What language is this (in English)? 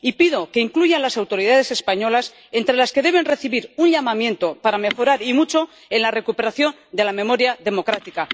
Spanish